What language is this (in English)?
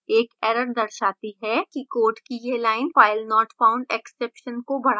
Hindi